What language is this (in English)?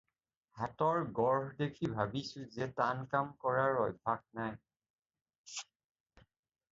Assamese